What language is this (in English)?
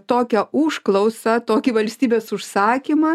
Lithuanian